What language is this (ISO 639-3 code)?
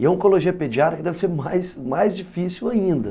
por